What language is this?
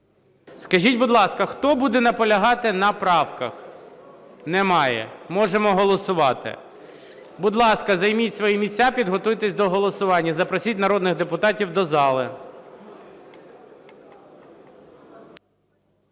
Ukrainian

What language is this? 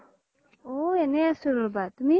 Assamese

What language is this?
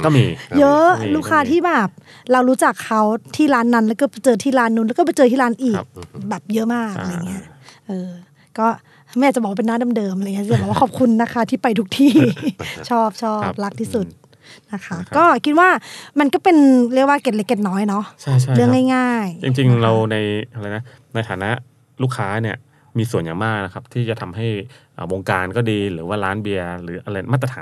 Thai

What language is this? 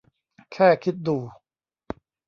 Thai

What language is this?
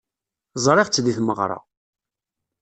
Kabyle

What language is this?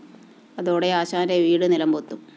Malayalam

